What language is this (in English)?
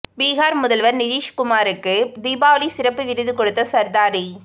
Tamil